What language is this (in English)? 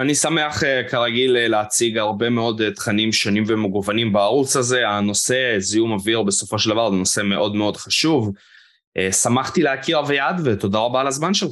Hebrew